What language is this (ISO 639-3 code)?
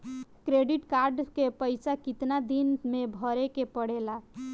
bho